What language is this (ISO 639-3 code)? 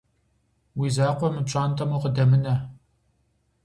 kbd